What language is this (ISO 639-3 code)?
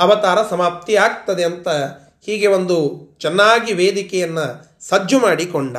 kan